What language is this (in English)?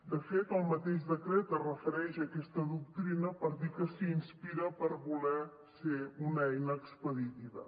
Catalan